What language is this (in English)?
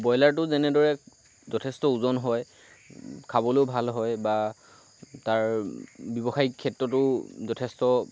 Assamese